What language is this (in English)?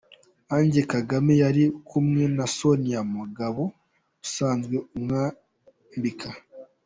Kinyarwanda